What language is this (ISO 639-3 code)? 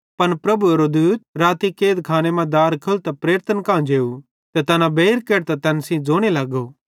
bhd